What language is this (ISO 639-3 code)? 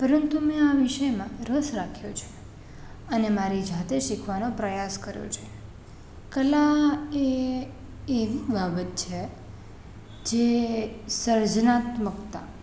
guj